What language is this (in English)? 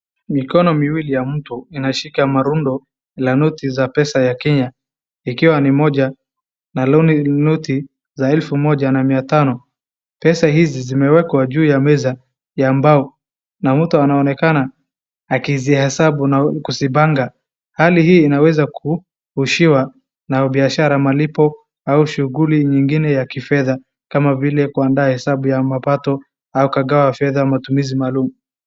Swahili